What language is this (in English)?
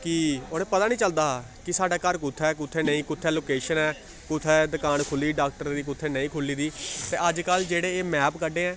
Dogri